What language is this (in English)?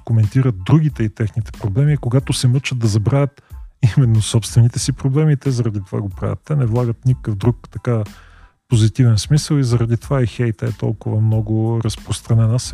Bulgarian